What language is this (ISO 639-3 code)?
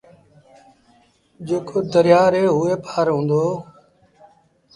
sbn